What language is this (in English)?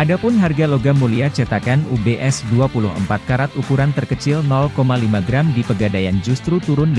Indonesian